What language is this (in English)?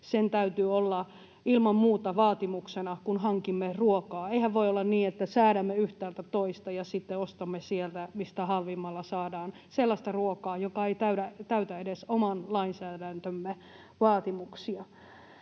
Finnish